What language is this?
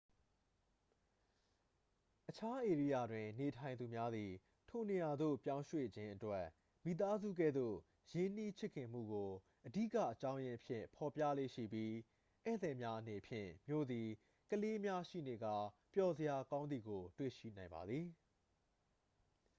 Burmese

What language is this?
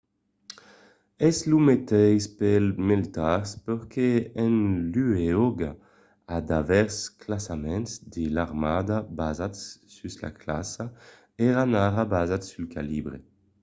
Occitan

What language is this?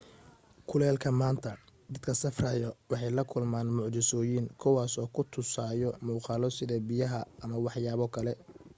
Somali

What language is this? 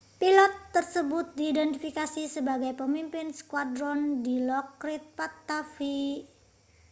Indonesian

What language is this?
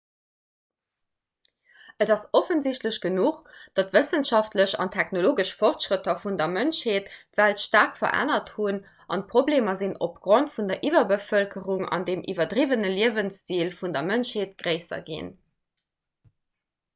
Luxembourgish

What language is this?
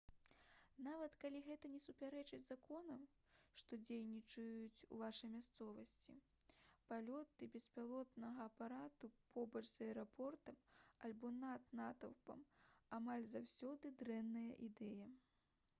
Belarusian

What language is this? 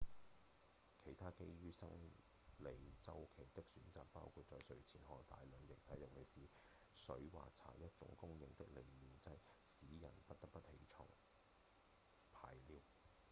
Cantonese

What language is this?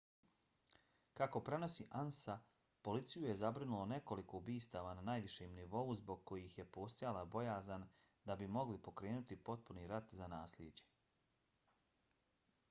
Bosnian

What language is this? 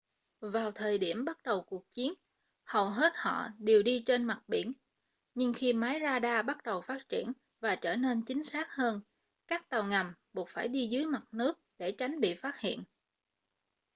Vietnamese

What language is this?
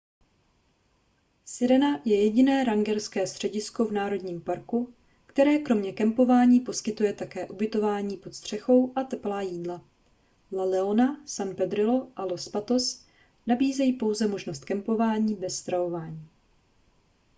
Czech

